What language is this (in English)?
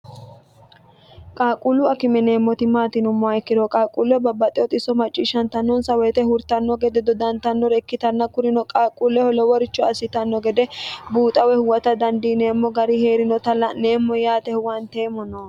Sidamo